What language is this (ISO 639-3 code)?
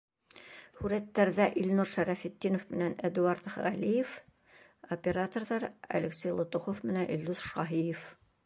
bak